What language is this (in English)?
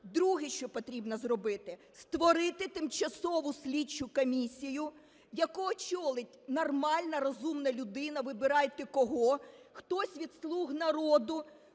Ukrainian